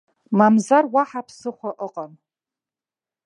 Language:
Abkhazian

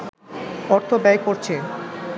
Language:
Bangla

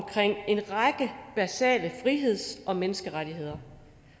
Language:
Danish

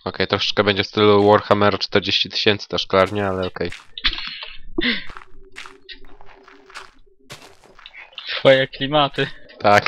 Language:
Polish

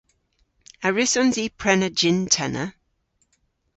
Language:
Cornish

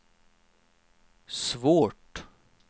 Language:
Swedish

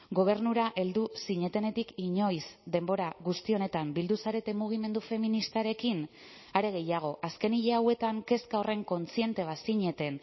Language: Basque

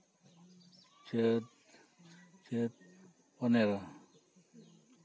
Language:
Santali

